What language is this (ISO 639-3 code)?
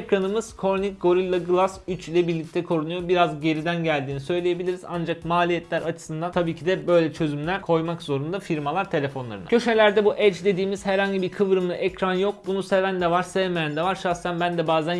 tur